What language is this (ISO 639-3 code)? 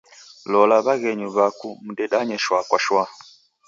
dav